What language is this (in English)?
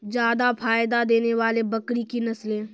Maithili